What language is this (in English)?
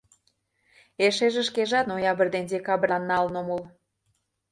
Mari